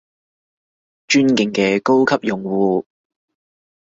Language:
Cantonese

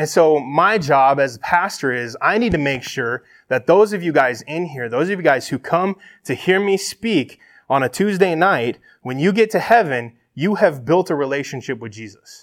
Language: English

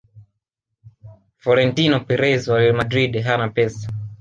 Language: Swahili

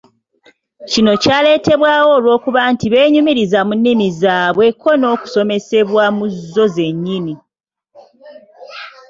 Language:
Ganda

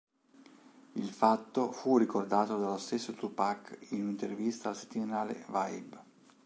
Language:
Italian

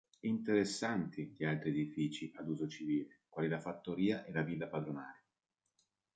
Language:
Italian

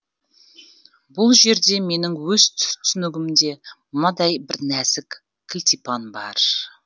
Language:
Kazakh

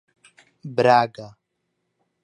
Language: Portuguese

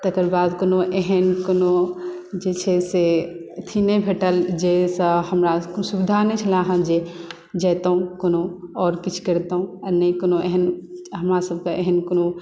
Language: Maithili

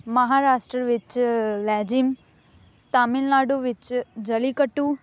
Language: Punjabi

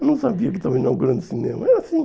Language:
Portuguese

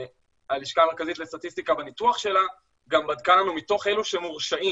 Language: Hebrew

